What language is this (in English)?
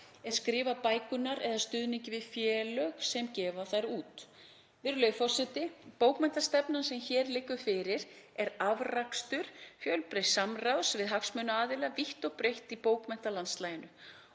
Icelandic